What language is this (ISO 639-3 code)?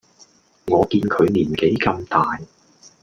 yue